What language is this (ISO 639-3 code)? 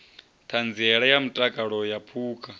ven